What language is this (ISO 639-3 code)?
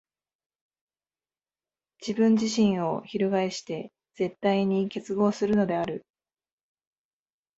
jpn